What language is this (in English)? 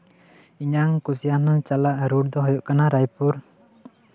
Santali